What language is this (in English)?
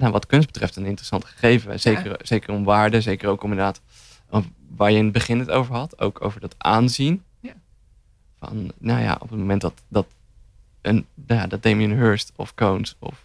Dutch